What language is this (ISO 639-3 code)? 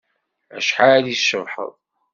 kab